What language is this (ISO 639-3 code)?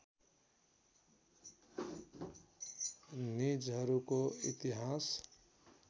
nep